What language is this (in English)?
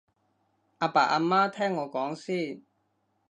Cantonese